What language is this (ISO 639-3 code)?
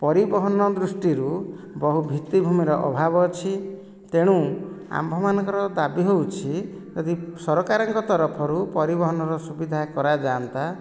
ori